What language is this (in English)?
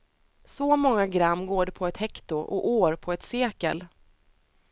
Swedish